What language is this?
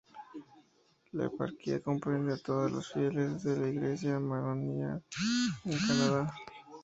Spanish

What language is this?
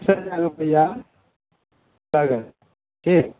Maithili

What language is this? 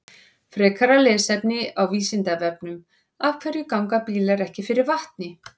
Icelandic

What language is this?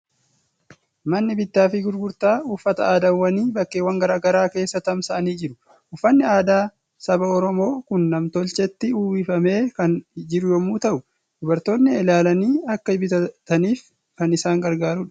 Oromo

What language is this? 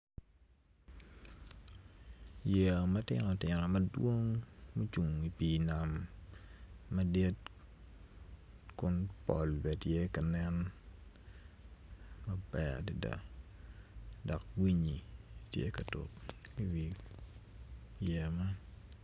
Acoli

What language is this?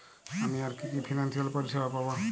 Bangla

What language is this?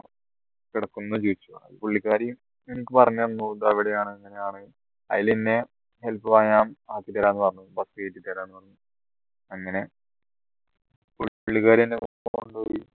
Malayalam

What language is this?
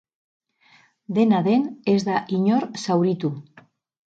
Basque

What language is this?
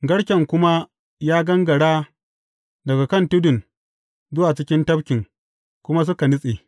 Hausa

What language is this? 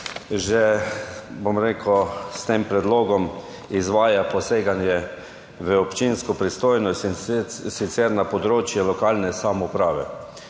Slovenian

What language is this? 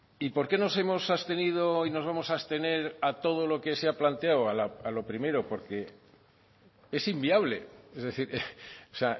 Spanish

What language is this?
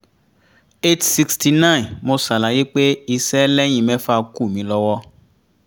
Yoruba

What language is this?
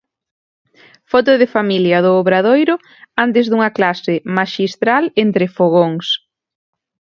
Galician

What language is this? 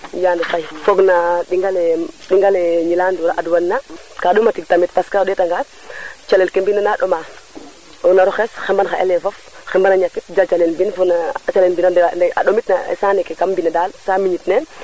Serer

